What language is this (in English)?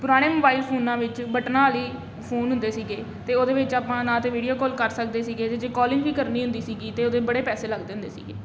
Punjabi